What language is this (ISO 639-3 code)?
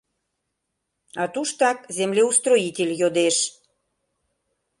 chm